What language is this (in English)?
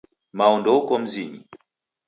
Taita